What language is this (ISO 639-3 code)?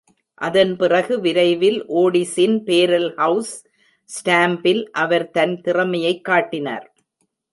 tam